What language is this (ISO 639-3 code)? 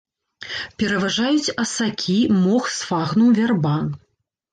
bel